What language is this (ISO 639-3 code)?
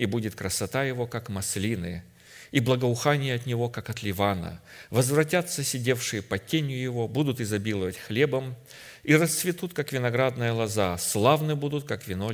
rus